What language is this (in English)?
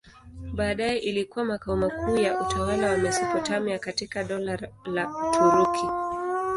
Swahili